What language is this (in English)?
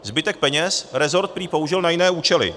Czech